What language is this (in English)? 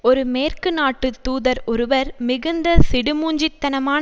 Tamil